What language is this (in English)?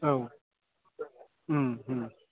Bodo